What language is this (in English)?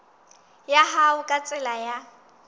Southern Sotho